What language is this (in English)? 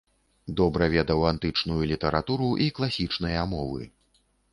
Belarusian